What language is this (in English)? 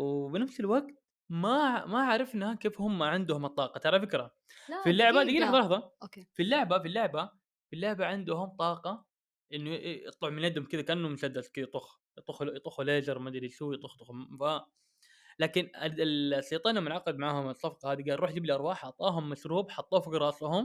Arabic